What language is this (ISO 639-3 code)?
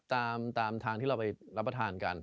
tha